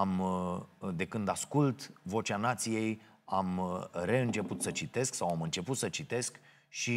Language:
Romanian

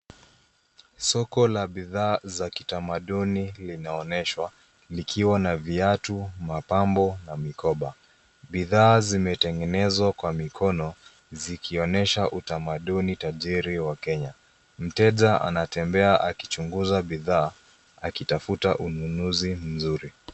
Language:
Swahili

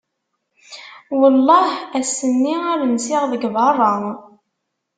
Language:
Kabyle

